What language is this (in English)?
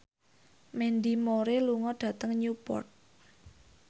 Javanese